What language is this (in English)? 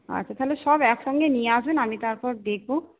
Bangla